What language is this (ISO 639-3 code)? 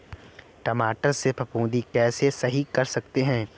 hin